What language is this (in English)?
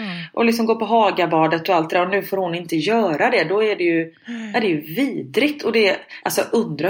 Swedish